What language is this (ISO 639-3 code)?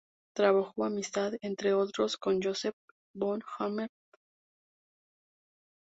spa